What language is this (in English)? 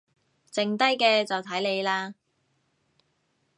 Cantonese